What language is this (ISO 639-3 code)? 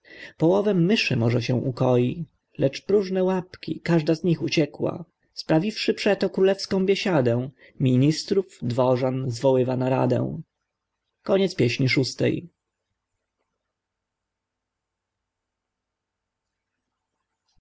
pol